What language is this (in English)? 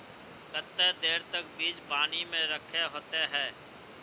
Magahi